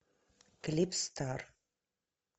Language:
Russian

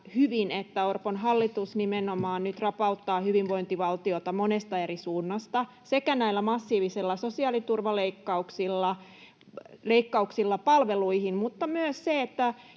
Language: Finnish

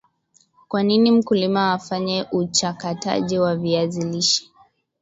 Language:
Swahili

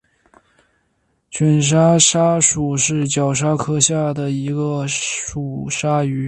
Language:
Chinese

